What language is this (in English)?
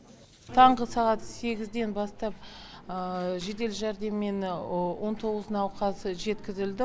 Kazakh